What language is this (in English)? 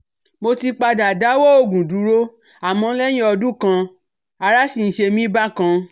Yoruba